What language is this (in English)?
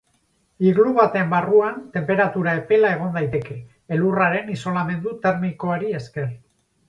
Basque